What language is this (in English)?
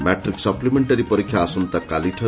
Odia